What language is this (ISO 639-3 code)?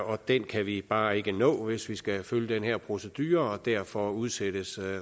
dan